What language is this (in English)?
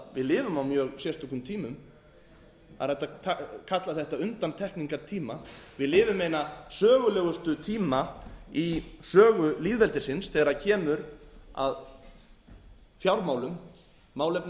Icelandic